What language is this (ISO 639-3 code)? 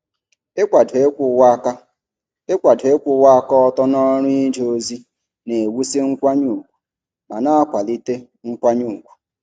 ibo